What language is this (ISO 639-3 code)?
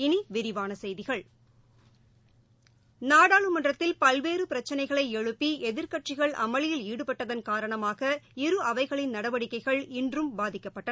tam